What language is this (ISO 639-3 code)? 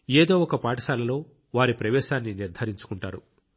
tel